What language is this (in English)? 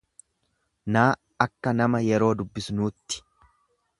Oromo